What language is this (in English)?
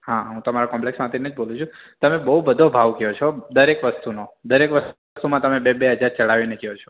Gujarati